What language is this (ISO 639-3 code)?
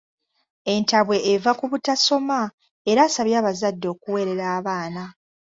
lug